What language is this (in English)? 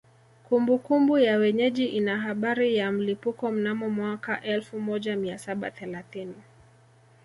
Swahili